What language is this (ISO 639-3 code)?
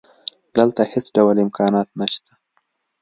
pus